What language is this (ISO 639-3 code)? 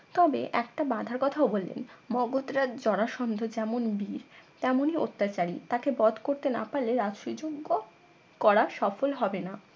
ben